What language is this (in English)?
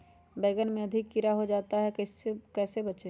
Magahi